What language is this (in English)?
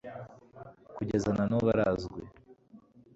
Kinyarwanda